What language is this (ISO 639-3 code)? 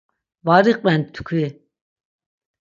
lzz